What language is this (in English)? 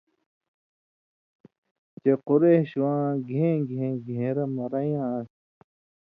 Indus Kohistani